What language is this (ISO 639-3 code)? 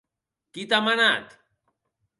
oci